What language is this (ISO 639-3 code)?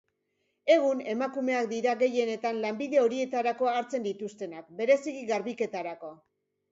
eus